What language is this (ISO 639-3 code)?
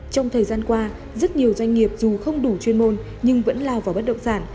vie